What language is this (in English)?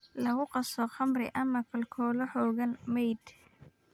Somali